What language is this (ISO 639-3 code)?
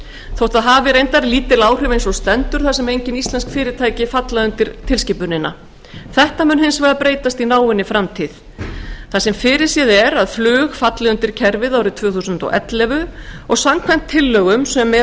isl